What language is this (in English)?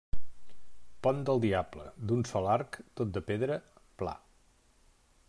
Catalan